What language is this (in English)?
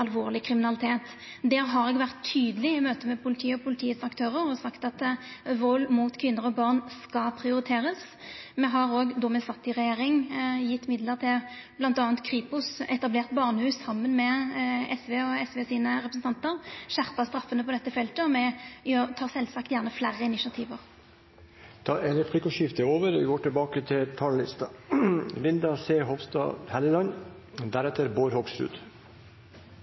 Norwegian